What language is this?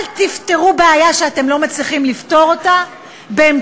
Hebrew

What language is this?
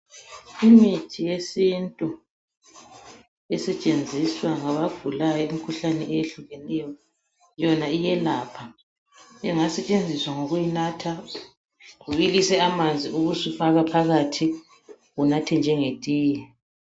North Ndebele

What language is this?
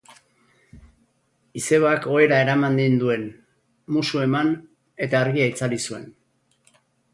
Basque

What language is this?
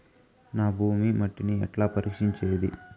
Telugu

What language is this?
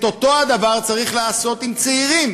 Hebrew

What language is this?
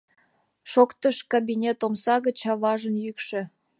Mari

